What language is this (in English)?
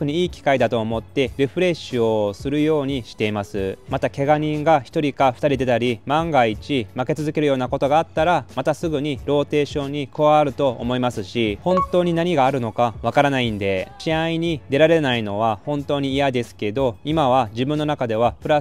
Japanese